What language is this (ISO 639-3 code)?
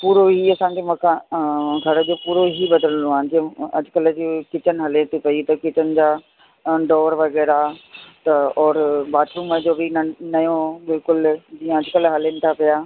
snd